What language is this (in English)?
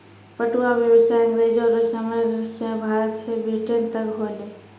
Maithili